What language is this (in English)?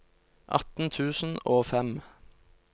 Norwegian